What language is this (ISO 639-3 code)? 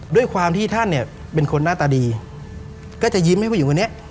tha